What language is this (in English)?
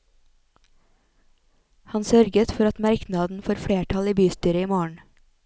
Norwegian